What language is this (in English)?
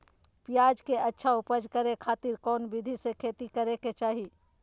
Magahi